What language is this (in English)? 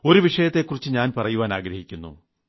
Malayalam